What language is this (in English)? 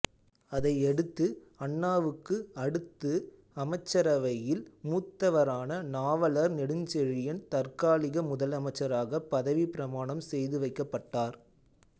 Tamil